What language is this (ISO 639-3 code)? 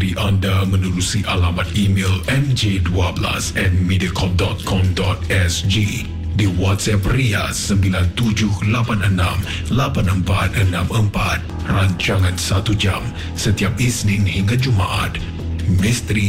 msa